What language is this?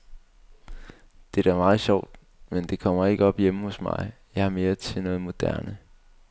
Danish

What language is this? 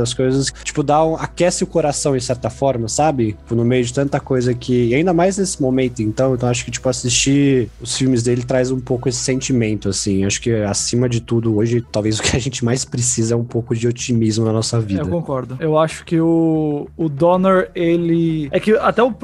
Portuguese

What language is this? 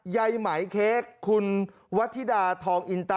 Thai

